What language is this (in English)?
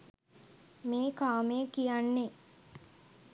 Sinhala